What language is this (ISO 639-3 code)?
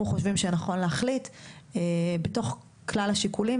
heb